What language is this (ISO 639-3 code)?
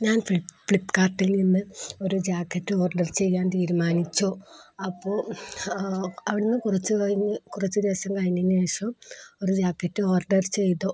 mal